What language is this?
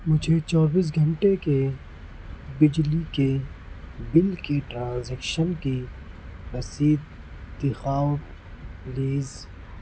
Urdu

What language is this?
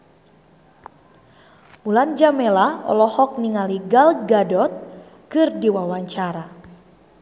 Sundanese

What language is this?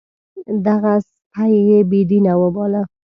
Pashto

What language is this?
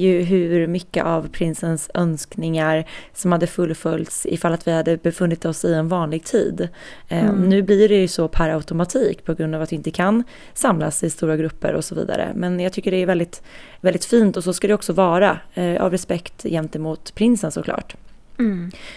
Swedish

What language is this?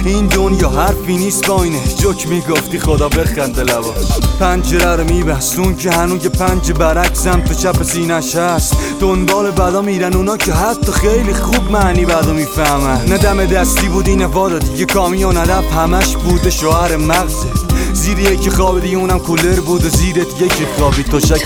Persian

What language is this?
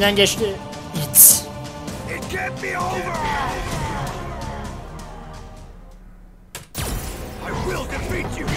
Turkish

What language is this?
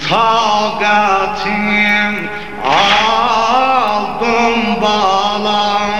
Persian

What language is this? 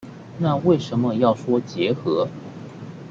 Chinese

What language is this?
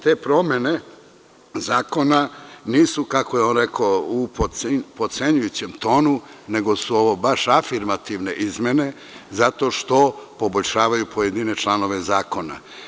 Serbian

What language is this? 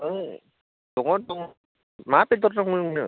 Bodo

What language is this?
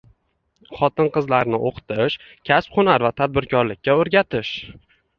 Uzbek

